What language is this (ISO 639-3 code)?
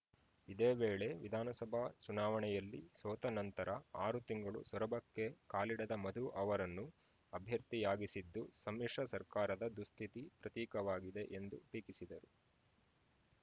kan